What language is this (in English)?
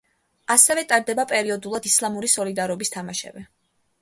Georgian